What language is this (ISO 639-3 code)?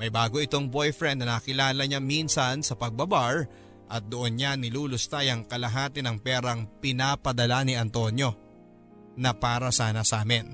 fil